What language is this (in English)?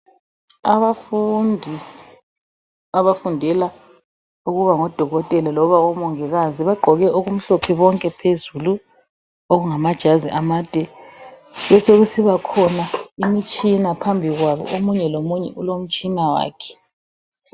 North Ndebele